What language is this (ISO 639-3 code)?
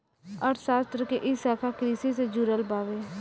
bho